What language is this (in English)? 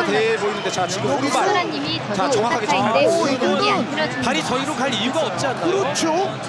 Korean